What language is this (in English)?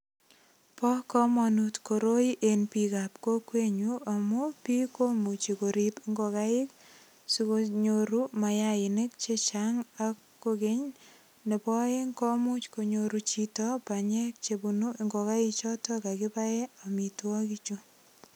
Kalenjin